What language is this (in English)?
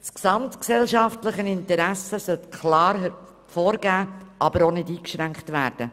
Swiss German